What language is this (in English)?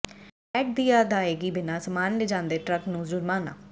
Punjabi